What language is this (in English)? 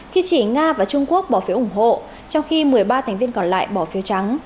Vietnamese